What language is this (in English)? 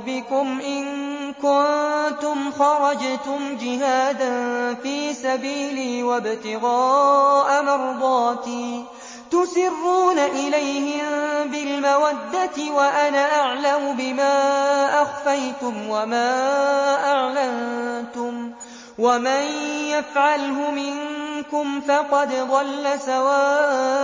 Arabic